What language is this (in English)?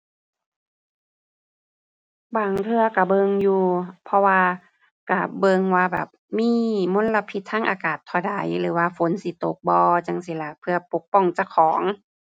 Thai